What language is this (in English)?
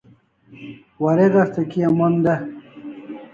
Kalasha